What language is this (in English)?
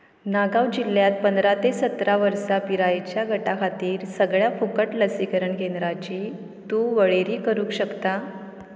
Konkani